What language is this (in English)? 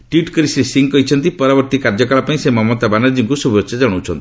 Odia